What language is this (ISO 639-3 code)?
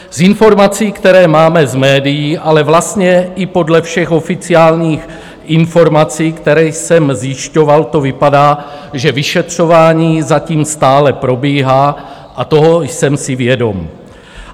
ces